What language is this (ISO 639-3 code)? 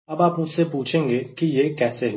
hin